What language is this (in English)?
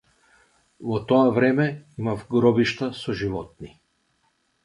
Macedonian